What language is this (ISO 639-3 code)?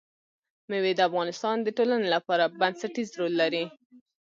pus